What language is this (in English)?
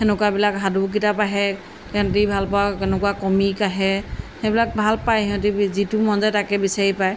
Assamese